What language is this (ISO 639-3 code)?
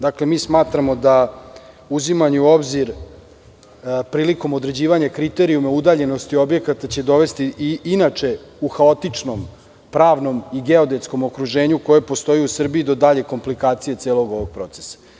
srp